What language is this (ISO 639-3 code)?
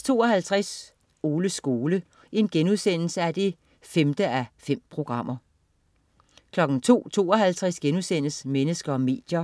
dan